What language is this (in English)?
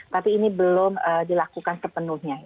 Indonesian